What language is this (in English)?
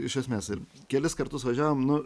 Lithuanian